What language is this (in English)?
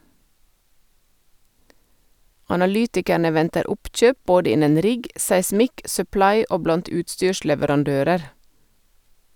Norwegian